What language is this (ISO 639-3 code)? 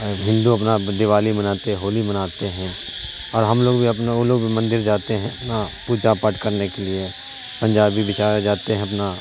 urd